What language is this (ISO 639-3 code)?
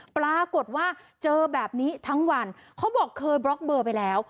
tha